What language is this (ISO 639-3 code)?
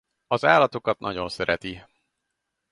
hun